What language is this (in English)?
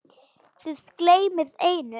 Icelandic